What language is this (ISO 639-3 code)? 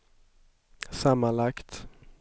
swe